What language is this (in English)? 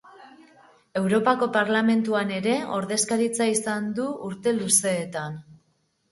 Basque